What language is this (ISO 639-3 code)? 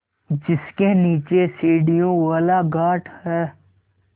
hin